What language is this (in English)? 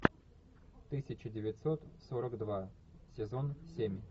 Russian